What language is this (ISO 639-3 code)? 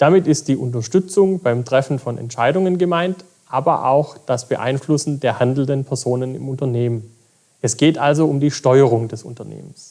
deu